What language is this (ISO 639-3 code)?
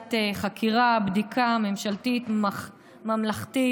heb